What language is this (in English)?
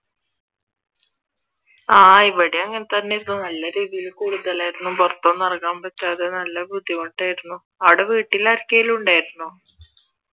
Malayalam